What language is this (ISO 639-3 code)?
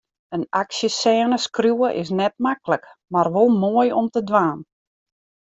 fry